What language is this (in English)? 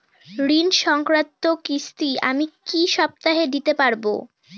Bangla